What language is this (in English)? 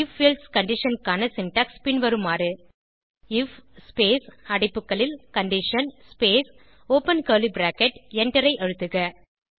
Tamil